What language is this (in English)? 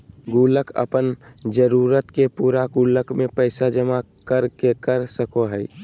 Magahi